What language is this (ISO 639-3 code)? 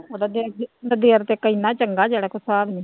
pan